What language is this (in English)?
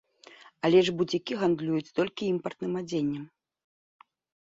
Belarusian